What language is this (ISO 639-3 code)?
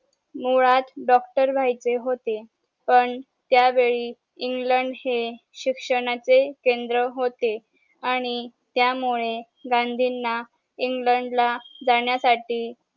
mar